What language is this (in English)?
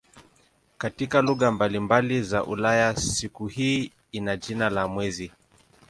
Swahili